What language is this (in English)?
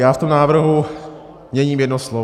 Czech